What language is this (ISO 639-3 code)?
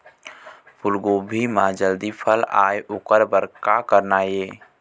hne